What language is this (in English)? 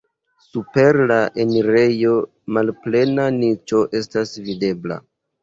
Esperanto